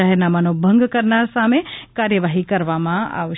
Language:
Gujarati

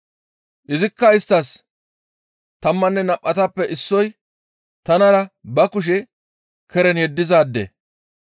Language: Gamo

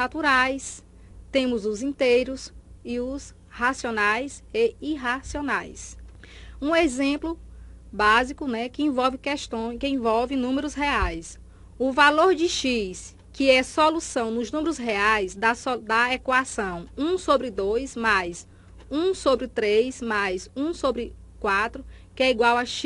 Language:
Portuguese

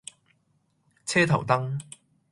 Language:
Cantonese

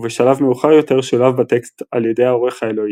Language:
Hebrew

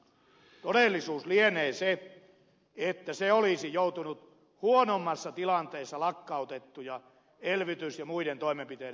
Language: Finnish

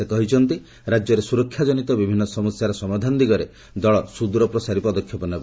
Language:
Odia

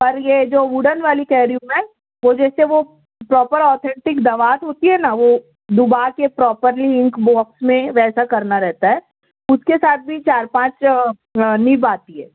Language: Urdu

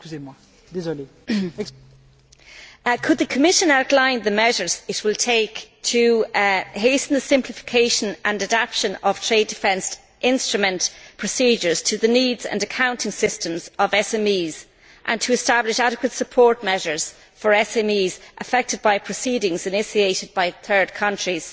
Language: English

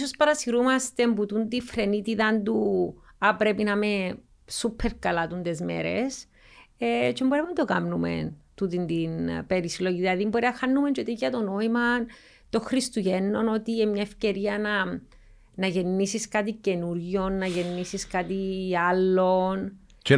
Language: Greek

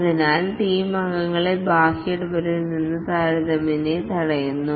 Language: Malayalam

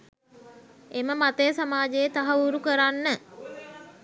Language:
Sinhala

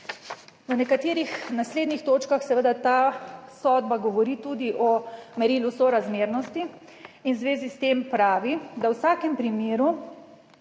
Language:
Slovenian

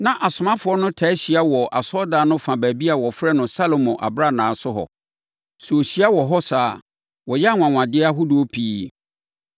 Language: Akan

